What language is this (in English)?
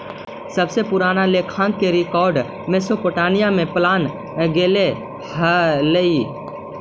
Magahi